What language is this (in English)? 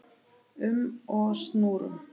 Icelandic